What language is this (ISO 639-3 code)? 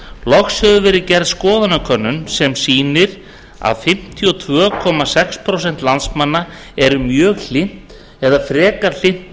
isl